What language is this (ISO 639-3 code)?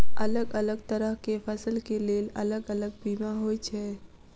mai